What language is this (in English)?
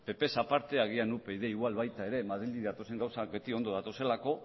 Basque